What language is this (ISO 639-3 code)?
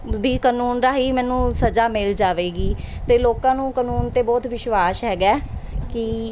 pan